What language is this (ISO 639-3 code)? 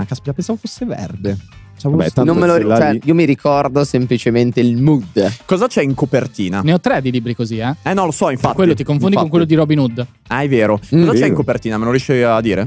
ita